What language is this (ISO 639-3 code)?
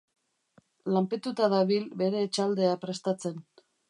eus